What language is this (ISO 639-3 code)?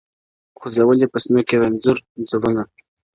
pus